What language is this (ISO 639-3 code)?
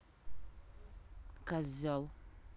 rus